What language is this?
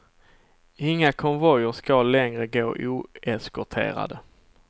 Swedish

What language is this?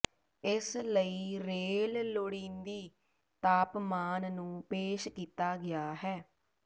Punjabi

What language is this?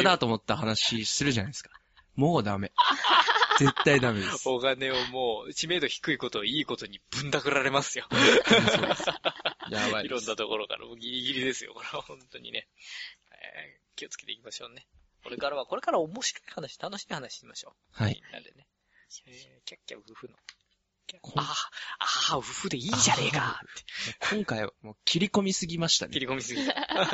Japanese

